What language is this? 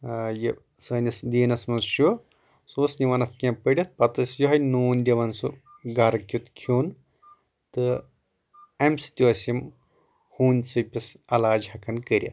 Kashmiri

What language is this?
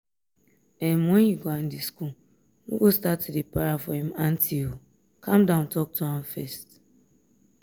Nigerian Pidgin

